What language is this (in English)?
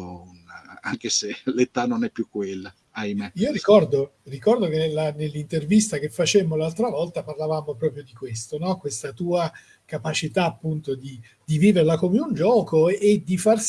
Italian